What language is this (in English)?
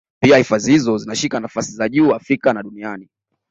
Swahili